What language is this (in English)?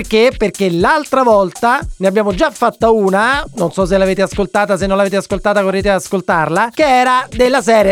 Italian